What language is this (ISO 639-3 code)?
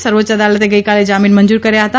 guj